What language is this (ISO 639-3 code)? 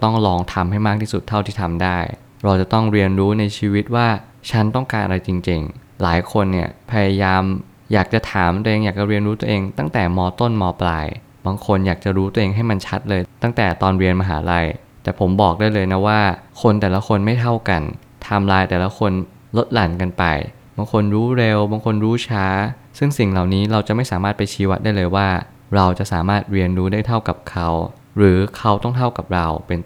tha